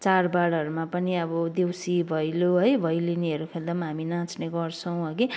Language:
Nepali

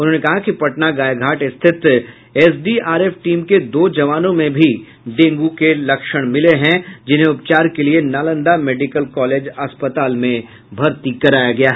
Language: Hindi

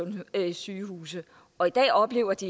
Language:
Danish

